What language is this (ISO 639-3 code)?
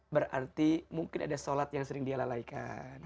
ind